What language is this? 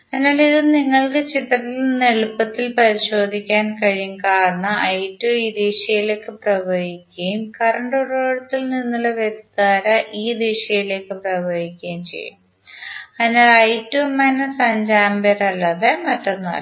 Malayalam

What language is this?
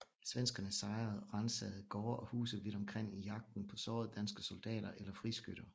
Danish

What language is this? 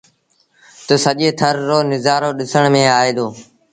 Sindhi Bhil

